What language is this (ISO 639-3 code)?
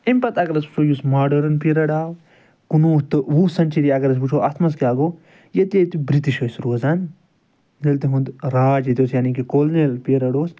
kas